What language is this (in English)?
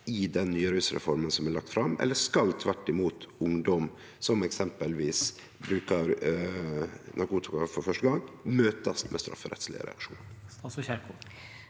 Norwegian